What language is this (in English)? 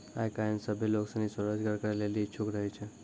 Maithili